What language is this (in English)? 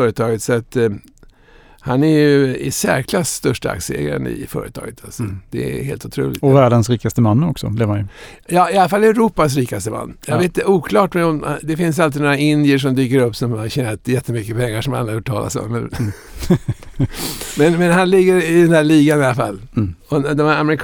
Swedish